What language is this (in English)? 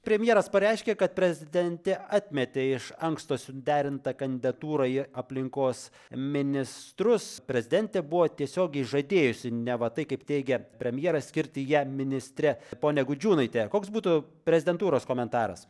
Lithuanian